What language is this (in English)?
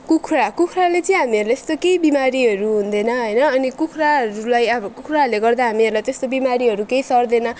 Nepali